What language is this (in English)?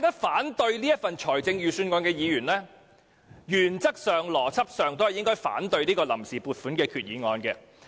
Cantonese